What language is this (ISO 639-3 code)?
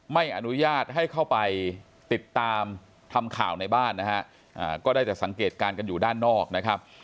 tha